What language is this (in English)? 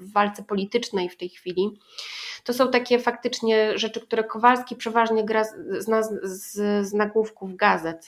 Polish